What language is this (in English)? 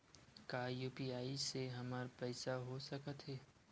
Chhattisgarhi